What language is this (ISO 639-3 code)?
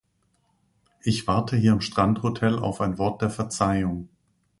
deu